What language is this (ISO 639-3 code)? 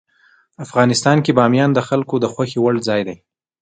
pus